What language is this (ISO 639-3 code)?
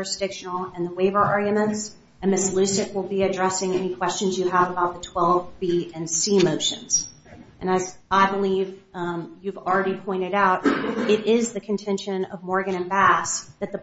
eng